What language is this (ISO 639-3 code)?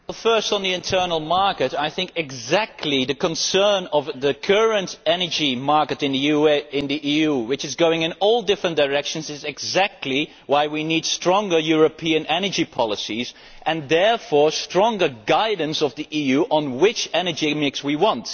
eng